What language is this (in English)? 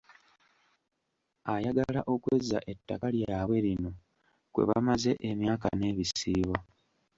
Ganda